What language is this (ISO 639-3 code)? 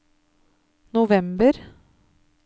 nor